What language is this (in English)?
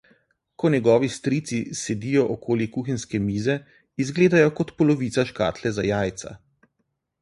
Slovenian